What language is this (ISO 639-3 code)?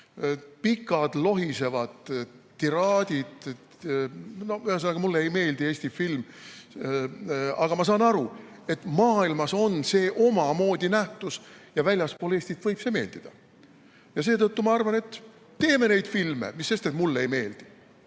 est